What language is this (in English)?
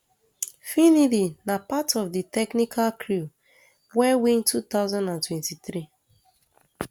Nigerian Pidgin